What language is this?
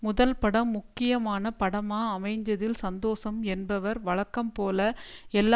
Tamil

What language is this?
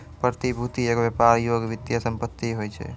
Maithili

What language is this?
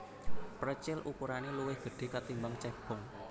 Javanese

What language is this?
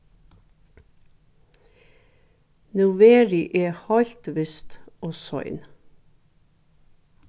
Faroese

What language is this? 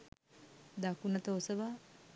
Sinhala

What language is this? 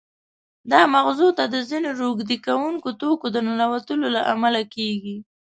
Pashto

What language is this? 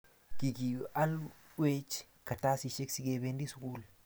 Kalenjin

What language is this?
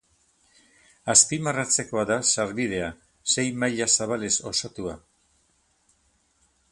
Basque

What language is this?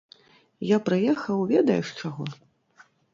Belarusian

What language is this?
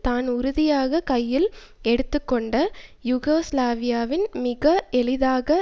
Tamil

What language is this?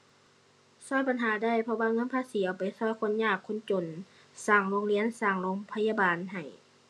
Thai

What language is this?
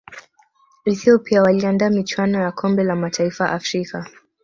Swahili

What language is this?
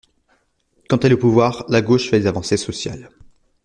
French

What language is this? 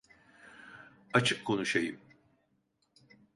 Turkish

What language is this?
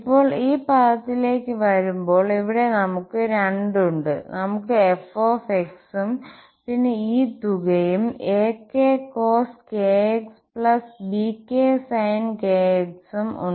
Malayalam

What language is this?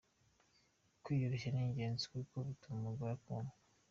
Kinyarwanda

